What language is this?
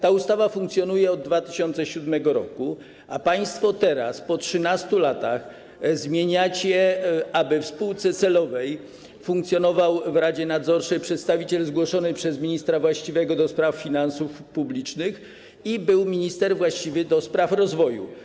Polish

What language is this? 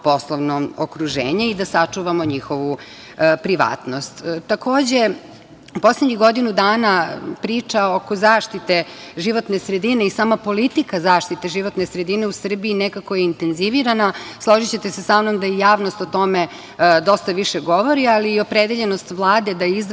Serbian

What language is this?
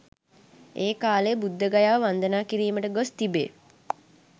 Sinhala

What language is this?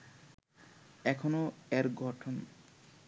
Bangla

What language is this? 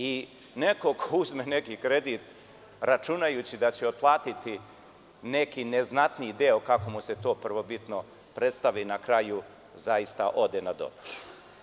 Serbian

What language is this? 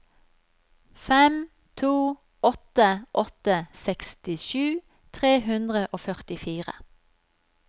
Norwegian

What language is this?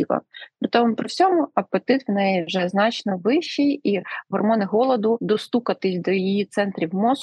Ukrainian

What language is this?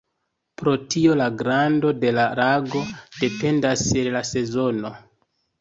Esperanto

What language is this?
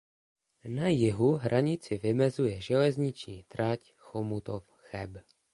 Czech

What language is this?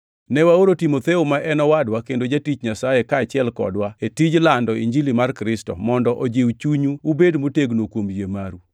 Luo (Kenya and Tanzania)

